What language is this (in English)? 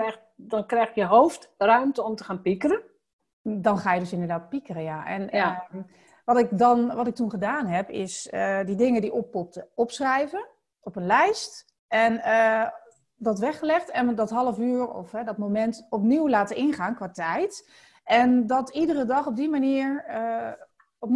Dutch